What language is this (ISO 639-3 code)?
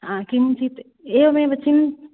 san